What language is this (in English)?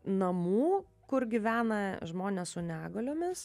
Lithuanian